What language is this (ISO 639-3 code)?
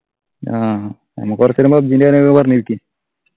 mal